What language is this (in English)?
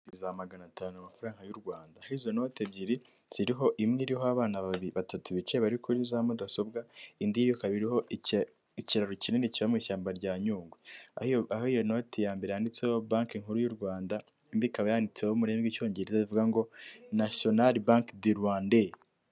Kinyarwanda